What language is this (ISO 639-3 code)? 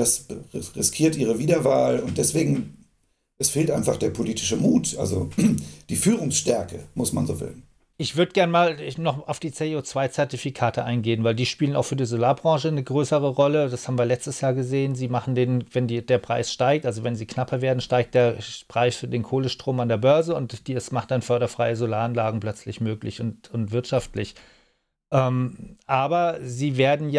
deu